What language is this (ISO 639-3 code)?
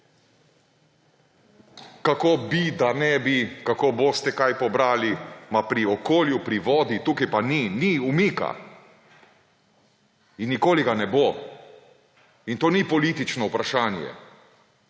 slv